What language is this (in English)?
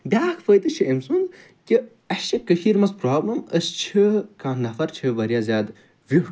Kashmiri